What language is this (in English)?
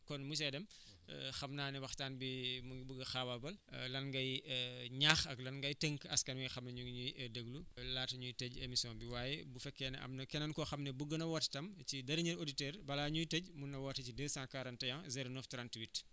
Wolof